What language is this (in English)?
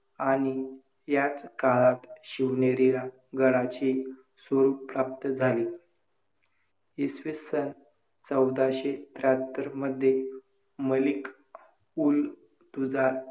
Marathi